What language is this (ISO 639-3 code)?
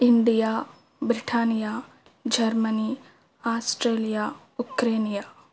tel